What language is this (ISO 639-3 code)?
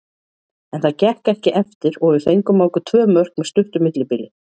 isl